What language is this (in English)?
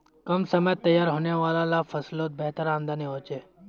Magahi